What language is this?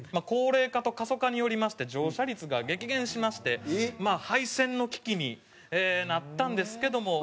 Japanese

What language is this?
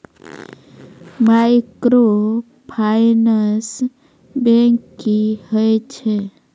Maithili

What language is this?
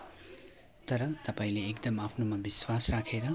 Nepali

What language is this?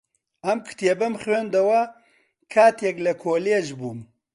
Central Kurdish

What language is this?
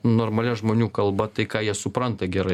Lithuanian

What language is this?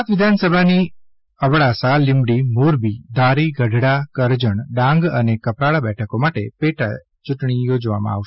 Gujarati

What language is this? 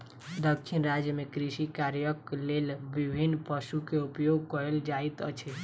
Maithili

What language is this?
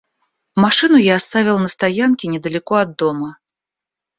Russian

